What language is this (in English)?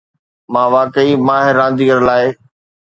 Sindhi